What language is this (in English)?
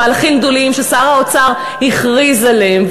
Hebrew